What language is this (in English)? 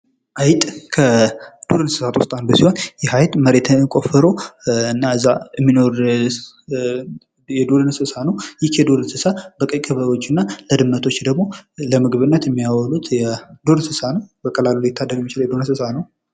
Amharic